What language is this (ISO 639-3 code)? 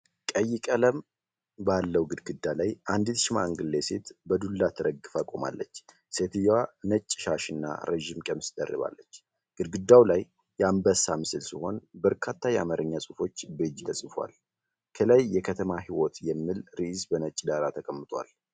amh